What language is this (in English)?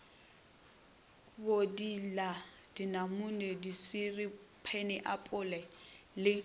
Northern Sotho